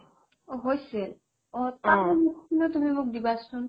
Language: Assamese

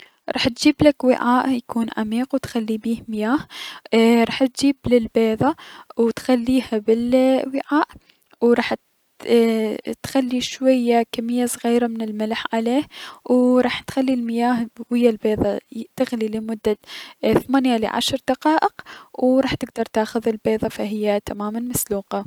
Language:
Mesopotamian Arabic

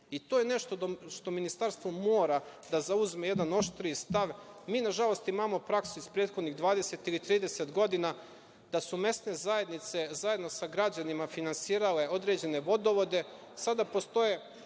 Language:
Serbian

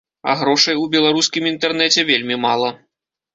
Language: Belarusian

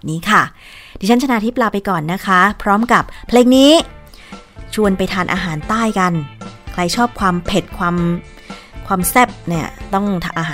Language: Thai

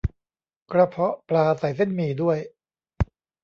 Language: Thai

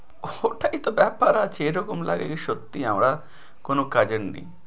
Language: Bangla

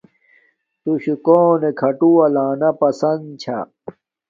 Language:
Domaaki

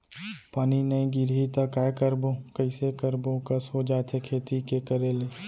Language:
Chhattisgarhi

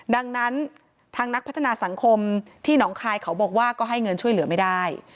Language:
Thai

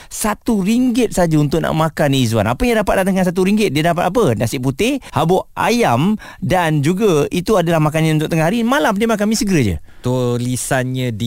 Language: Malay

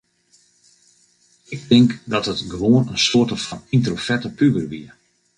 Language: Western Frisian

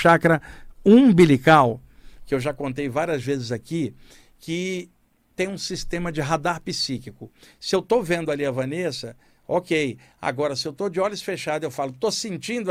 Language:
Portuguese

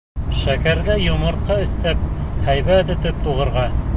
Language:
Bashkir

